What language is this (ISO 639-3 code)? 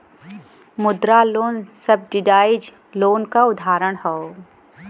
bho